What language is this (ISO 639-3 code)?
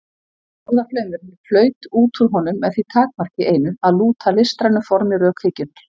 isl